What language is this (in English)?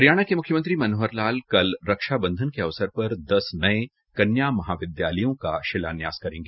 Hindi